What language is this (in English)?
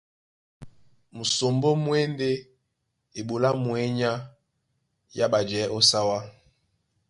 Duala